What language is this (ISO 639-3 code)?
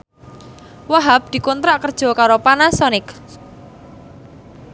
jav